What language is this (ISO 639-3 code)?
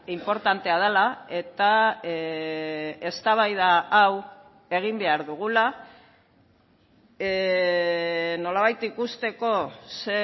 eus